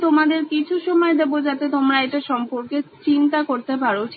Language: Bangla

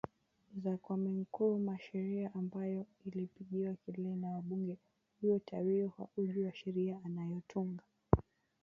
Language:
Swahili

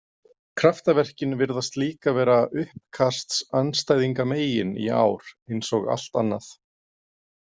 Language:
Icelandic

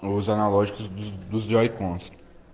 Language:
Russian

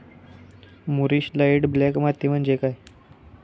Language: Marathi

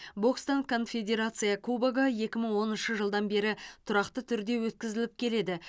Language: Kazakh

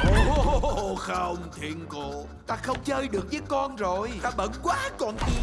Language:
Vietnamese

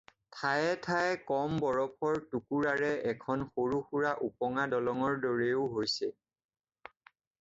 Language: Assamese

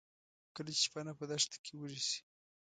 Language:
Pashto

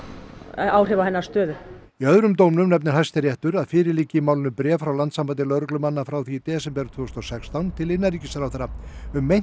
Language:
Icelandic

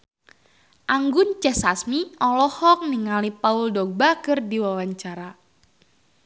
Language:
Sundanese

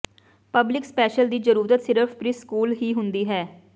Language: Punjabi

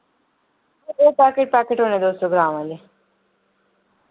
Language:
Dogri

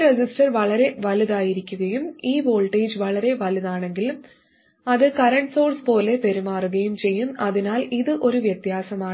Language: Malayalam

